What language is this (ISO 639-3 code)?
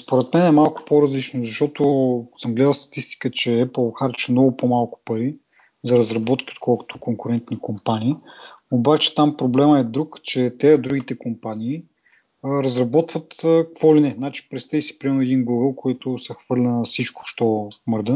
bul